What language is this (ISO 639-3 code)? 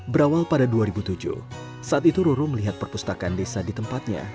ind